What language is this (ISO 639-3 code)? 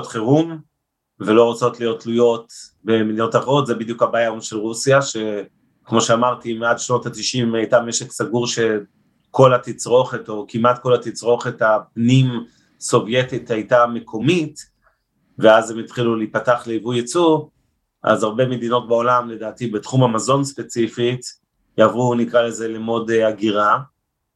heb